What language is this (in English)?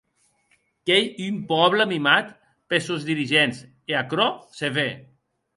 Occitan